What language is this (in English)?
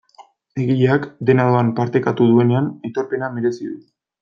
Basque